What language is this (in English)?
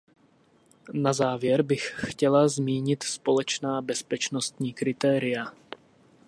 Czech